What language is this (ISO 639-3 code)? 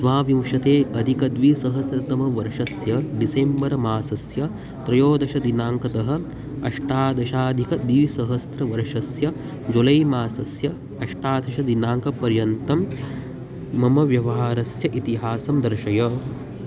san